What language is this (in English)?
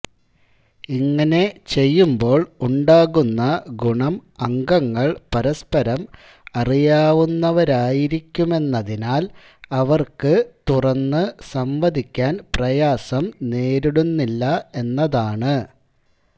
Malayalam